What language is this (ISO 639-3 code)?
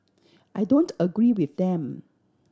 eng